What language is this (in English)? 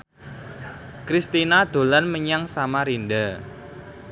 Javanese